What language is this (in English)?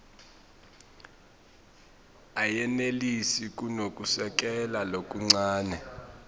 Swati